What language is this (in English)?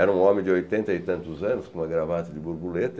Portuguese